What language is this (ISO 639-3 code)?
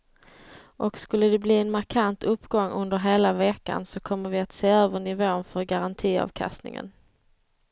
swe